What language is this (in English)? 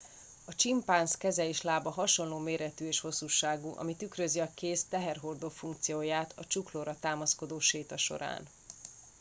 Hungarian